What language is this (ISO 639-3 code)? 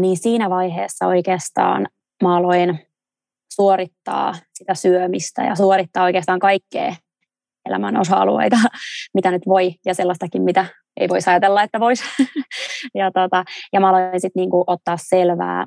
fin